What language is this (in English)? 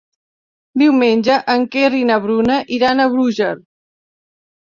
Catalan